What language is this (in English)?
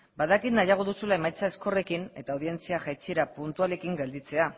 Basque